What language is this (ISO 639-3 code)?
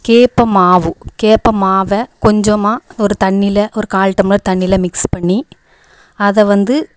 tam